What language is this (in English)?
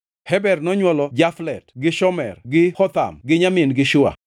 Luo (Kenya and Tanzania)